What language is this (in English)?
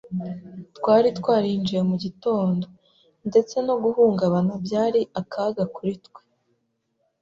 Kinyarwanda